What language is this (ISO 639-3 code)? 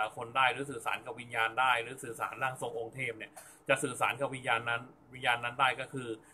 tha